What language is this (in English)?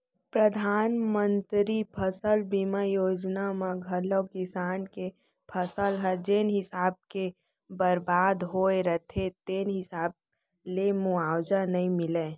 Chhattisgarhi